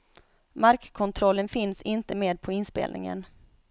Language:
Swedish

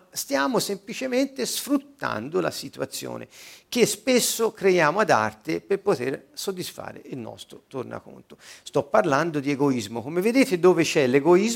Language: Italian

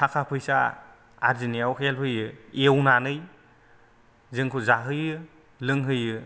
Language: Bodo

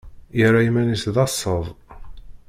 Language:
Kabyle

